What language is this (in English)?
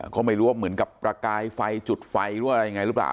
Thai